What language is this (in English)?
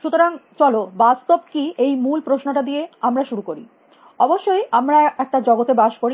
Bangla